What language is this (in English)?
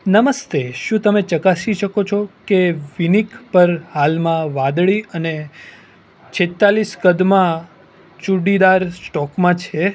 Gujarati